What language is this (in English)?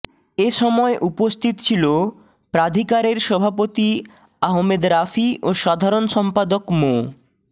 Bangla